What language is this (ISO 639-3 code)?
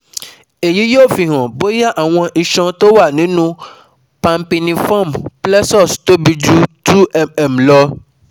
yor